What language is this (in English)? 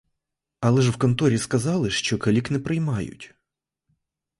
Ukrainian